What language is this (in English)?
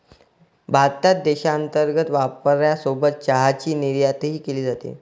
Marathi